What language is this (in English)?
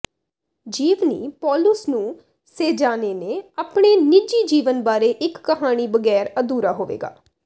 Punjabi